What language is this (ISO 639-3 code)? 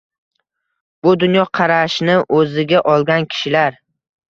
uzb